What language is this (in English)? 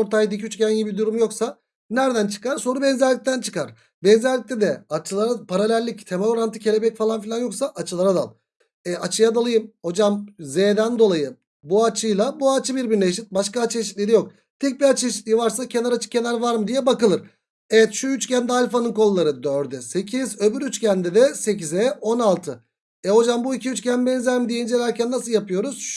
Turkish